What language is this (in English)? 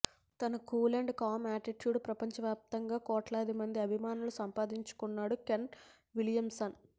Telugu